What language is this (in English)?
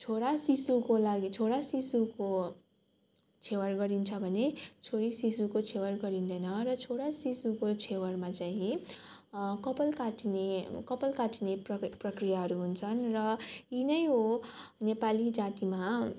Nepali